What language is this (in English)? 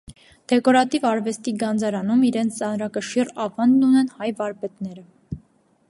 Armenian